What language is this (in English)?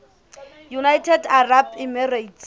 Southern Sotho